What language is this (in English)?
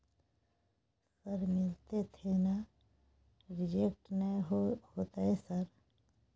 Maithili